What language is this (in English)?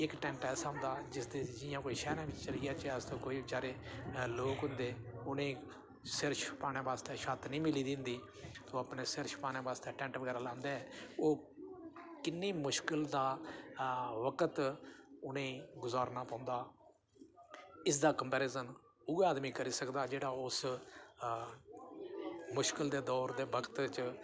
Dogri